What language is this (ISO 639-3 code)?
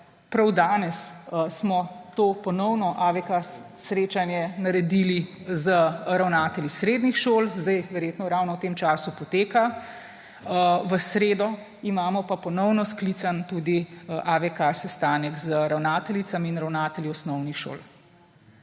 slv